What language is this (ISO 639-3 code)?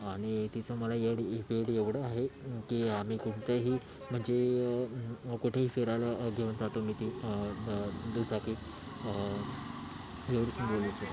mar